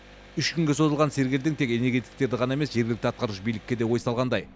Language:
Kazakh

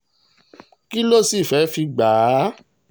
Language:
Yoruba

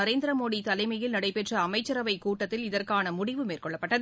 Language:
Tamil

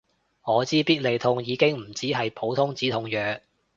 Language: Cantonese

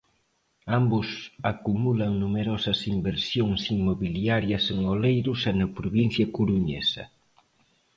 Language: Galician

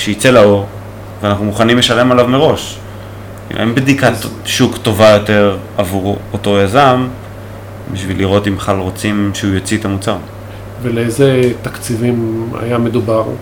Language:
Hebrew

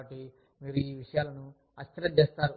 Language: Telugu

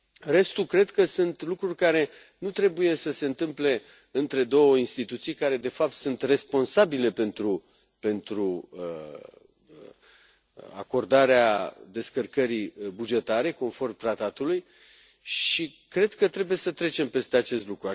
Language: Romanian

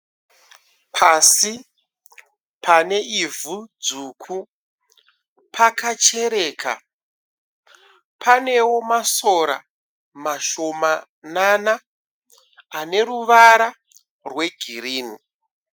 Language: Shona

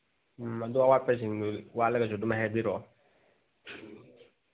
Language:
Manipuri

